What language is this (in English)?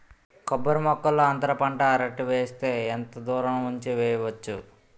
Telugu